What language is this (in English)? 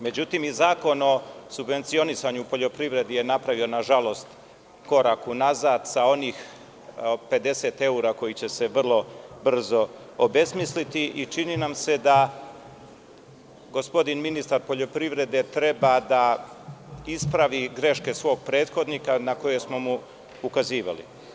Serbian